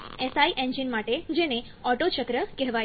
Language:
Gujarati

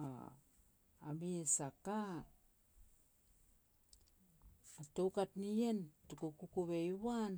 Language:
Petats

